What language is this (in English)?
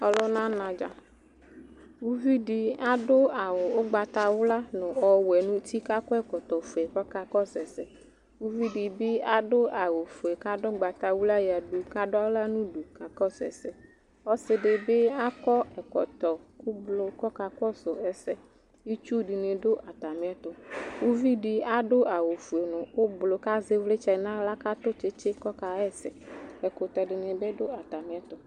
Ikposo